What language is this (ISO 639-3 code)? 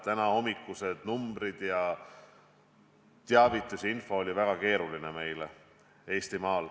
est